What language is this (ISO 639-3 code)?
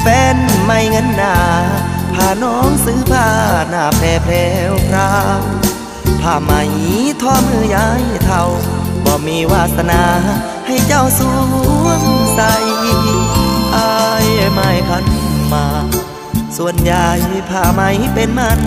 tha